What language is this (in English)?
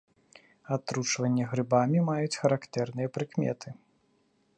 Belarusian